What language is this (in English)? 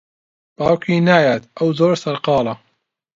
Central Kurdish